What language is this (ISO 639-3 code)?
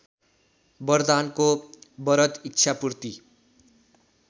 nep